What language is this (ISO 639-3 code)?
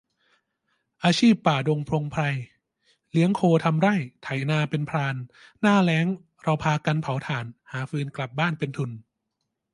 tha